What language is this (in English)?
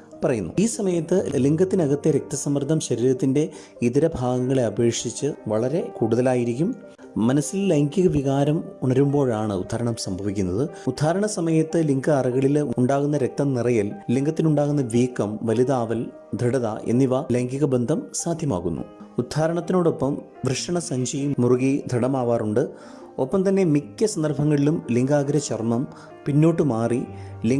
Malayalam